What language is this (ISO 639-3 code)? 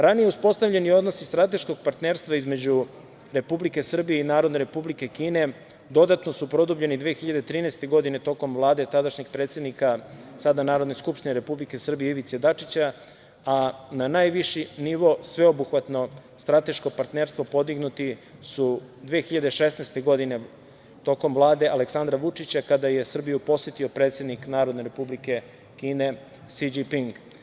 srp